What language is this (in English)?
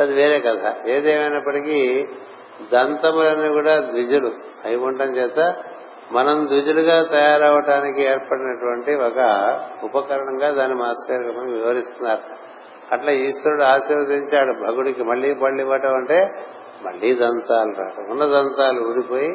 Telugu